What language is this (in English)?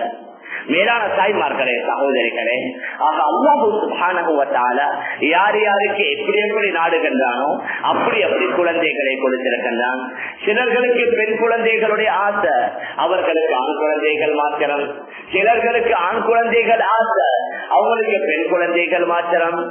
Arabic